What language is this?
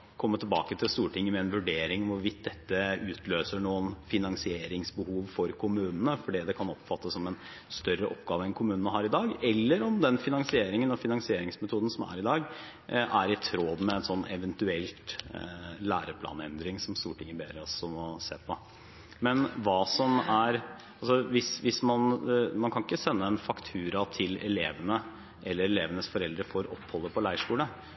Norwegian Bokmål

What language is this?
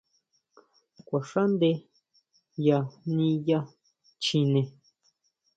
Huautla Mazatec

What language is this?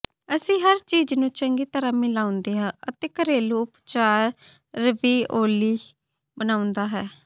Punjabi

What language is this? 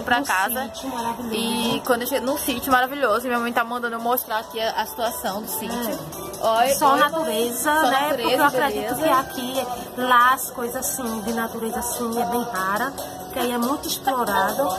Portuguese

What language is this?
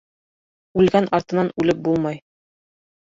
Bashkir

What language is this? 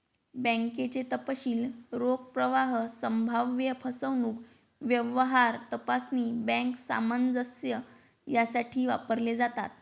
Marathi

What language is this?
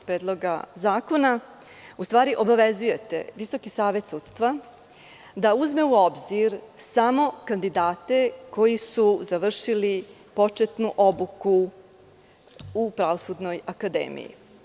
Serbian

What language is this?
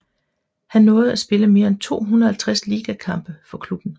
Danish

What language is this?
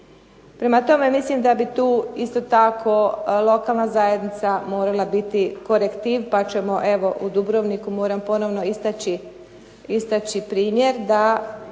Croatian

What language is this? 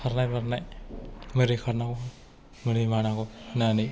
Bodo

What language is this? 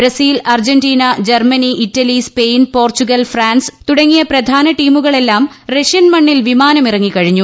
Malayalam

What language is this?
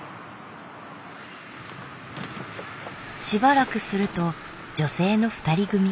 Japanese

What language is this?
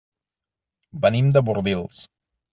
Catalan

